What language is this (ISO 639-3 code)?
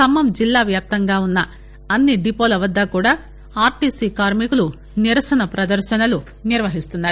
tel